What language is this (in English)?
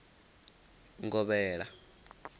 Venda